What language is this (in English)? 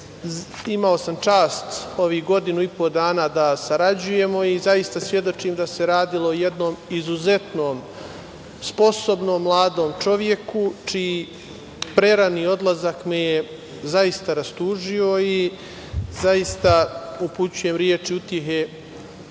Serbian